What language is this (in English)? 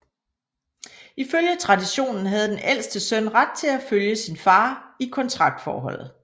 Danish